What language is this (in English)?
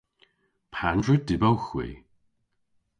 Cornish